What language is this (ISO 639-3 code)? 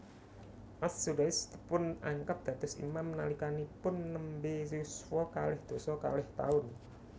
jav